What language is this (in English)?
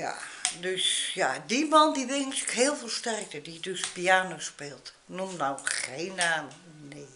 Dutch